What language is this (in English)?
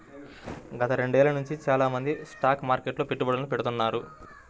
Telugu